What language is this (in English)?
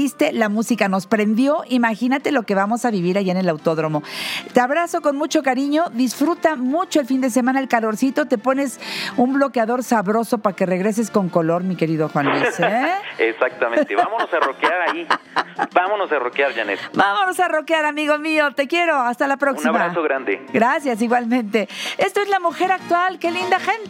Spanish